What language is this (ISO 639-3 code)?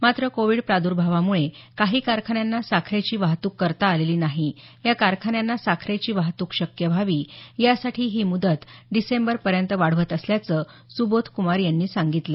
mar